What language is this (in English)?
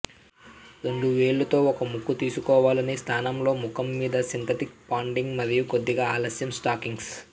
Telugu